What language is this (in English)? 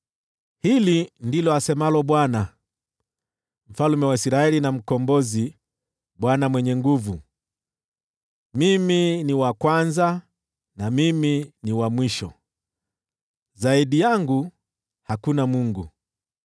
Swahili